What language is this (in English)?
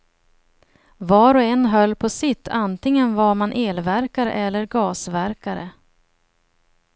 Swedish